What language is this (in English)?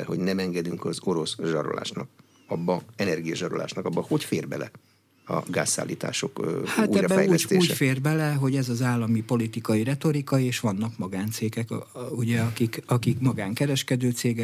Hungarian